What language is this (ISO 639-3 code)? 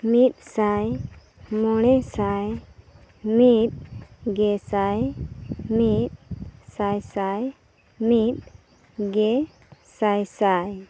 sat